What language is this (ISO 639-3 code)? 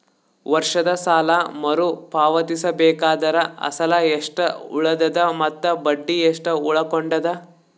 kan